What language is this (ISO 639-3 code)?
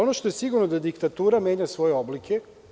srp